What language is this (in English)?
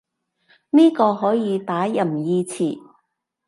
Cantonese